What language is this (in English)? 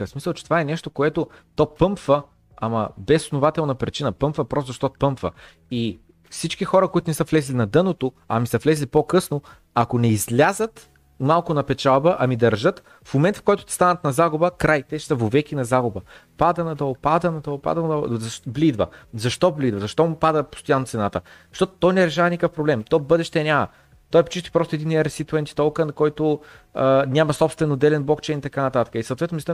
Bulgarian